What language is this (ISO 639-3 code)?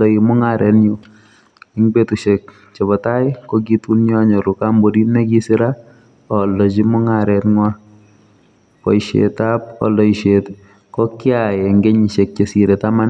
kln